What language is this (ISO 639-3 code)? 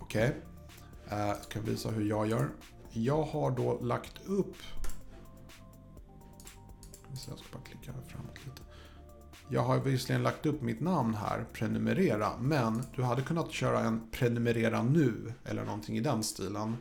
swe